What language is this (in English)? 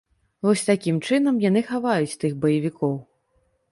Belarusian